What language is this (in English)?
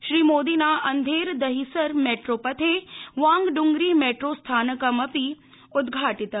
Sanskrit